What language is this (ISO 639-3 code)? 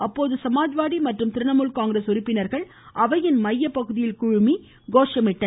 tam